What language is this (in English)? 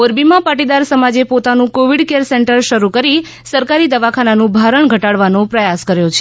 Gujarati